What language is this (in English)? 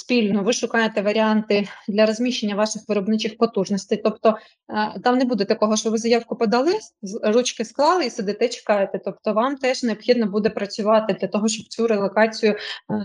Ukrainian